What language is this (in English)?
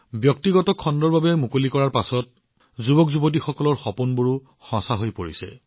Assamese